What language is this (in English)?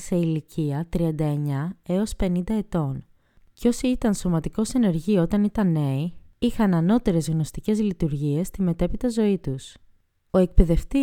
Greek